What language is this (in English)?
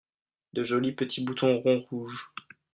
French